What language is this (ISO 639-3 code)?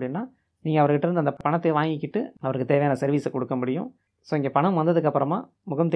tam